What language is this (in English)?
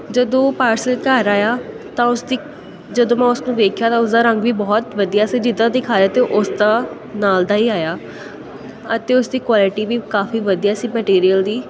Punjabi